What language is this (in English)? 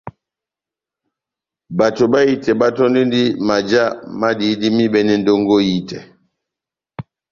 Batanga